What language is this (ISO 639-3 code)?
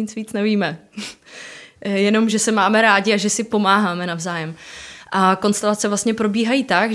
ces